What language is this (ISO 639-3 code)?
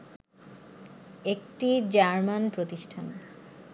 ben